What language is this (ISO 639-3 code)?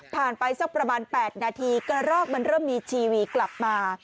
tha